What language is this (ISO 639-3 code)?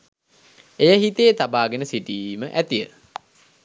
sin